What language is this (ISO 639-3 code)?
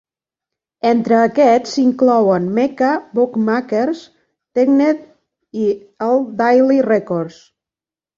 cat